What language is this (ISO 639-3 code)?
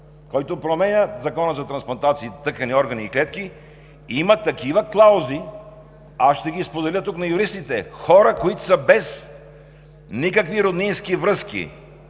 bul